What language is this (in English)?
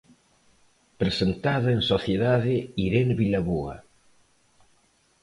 Galician